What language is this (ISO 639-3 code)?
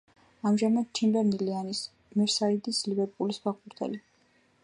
kat